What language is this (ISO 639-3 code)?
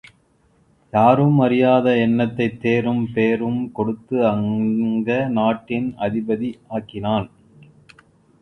tam